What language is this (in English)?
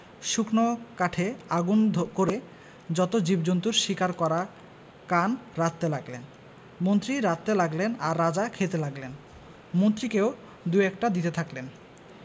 Bangla